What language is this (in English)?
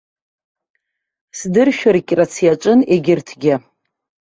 Abkhazian